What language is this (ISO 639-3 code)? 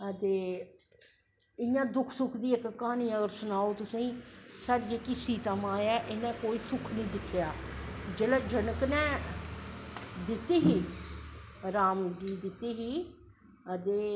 doi